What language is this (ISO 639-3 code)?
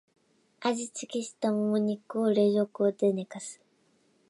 jpn